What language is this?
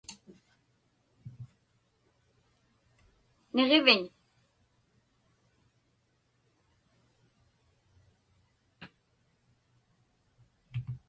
Inupiaq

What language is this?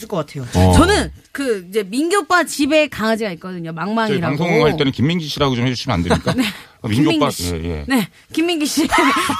Korean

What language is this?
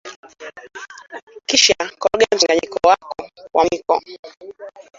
Swahili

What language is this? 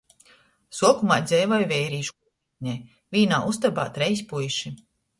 Latgalian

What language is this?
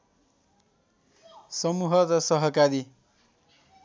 Nepali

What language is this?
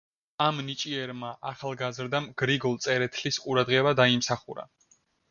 Georgian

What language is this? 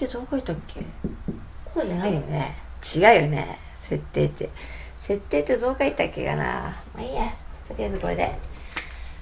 Japanese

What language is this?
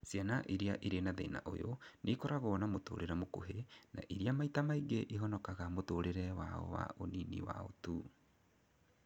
Kikuyu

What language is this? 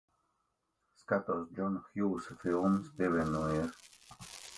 Latvian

